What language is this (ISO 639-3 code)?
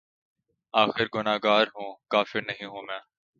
urd